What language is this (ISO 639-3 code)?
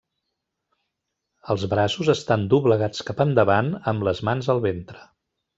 cat